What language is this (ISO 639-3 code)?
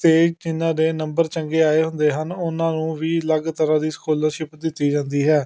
pan